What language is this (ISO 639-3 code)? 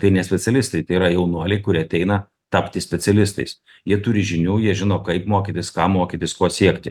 lit